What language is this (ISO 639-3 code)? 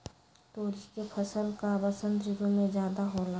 mag